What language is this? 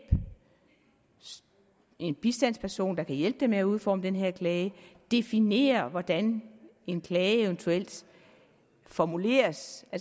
Danish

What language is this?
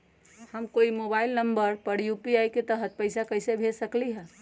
Magahi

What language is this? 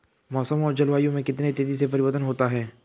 Hindi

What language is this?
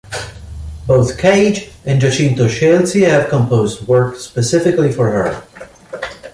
English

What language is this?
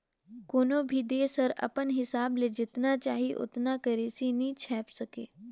Chhattisgarhi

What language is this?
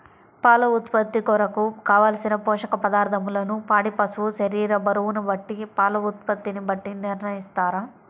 Telugu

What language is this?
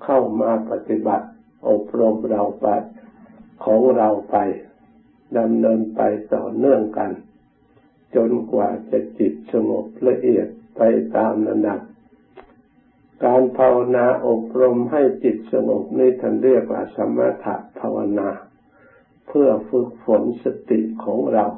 Thai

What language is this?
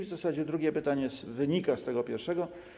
Polish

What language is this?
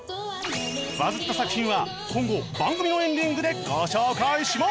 Japanese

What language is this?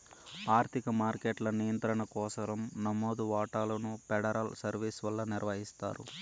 Telugu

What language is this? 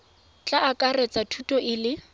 Tswana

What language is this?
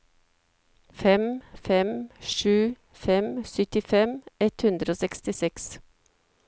Norwegian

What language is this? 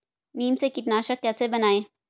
Hindi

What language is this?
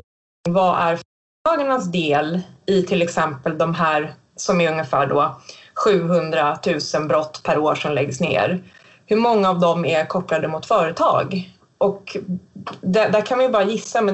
Swedish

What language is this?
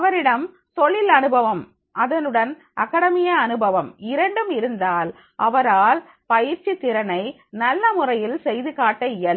Tamil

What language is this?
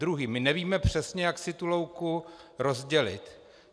Czech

